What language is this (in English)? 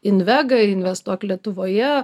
Lithuanian